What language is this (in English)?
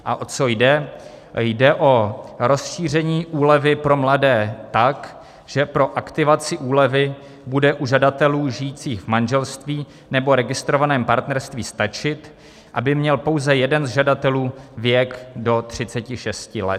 Czech